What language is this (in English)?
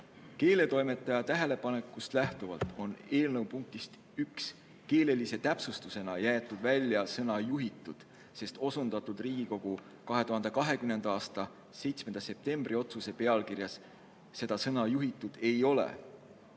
Estonian